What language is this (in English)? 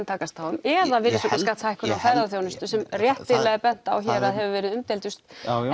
Icelandic